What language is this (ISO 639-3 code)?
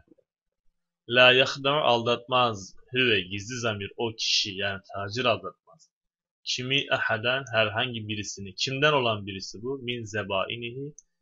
tur